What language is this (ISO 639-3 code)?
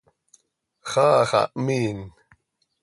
sei